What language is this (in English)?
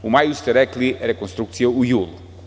Serbian